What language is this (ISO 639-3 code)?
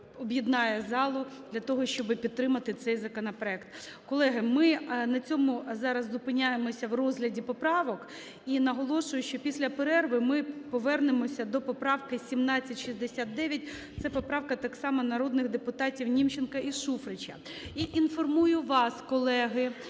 ukr